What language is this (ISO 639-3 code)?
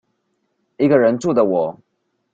zho